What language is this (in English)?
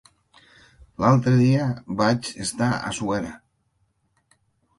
Catalan